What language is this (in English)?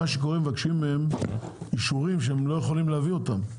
Hebrew